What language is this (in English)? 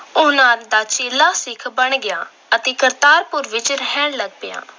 Punjabi